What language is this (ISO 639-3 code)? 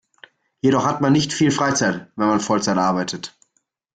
deu